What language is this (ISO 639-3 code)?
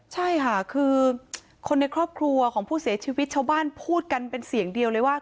tha